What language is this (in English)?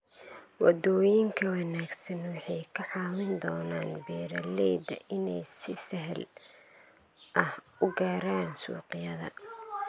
Somali